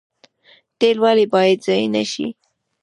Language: Pashto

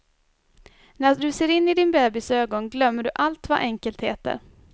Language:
Swedish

